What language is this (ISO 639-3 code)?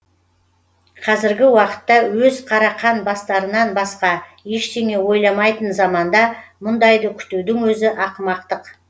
kaz